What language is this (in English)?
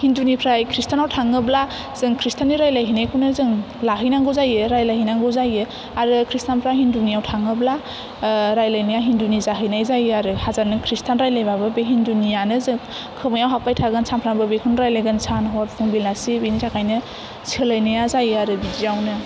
Bodo